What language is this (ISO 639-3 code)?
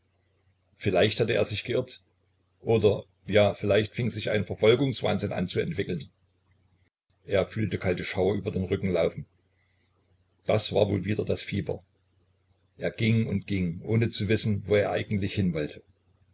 deu